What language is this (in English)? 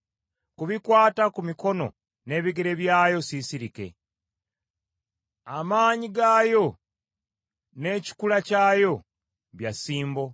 Ganda